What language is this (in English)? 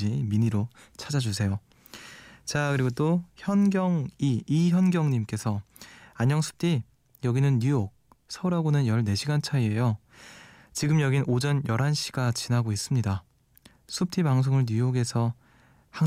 Korean